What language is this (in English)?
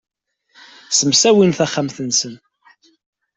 Kabyle